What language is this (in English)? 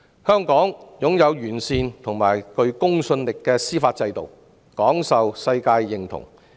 Cantonese